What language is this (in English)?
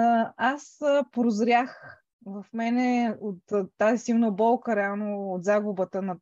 Bulgarian